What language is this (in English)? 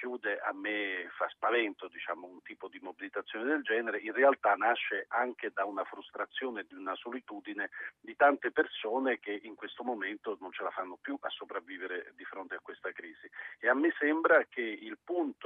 Italian